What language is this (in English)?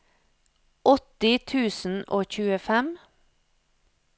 Norwegian